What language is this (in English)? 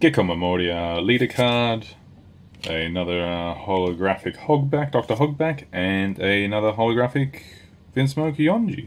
English